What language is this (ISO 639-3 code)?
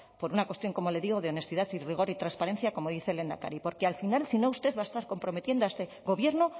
spa